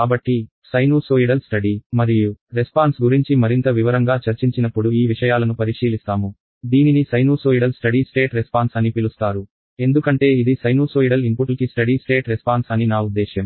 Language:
Telugu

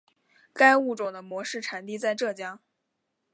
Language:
Chinese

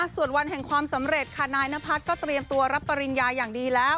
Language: Thai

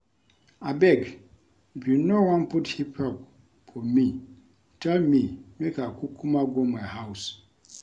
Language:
Nigerian Pidgin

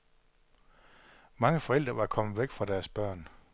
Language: Danish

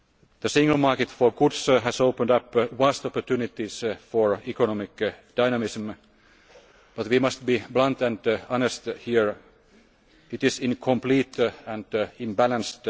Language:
English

